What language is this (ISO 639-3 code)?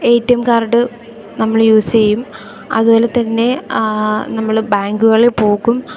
mal